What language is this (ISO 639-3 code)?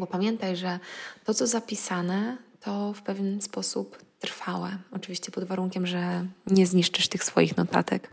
pol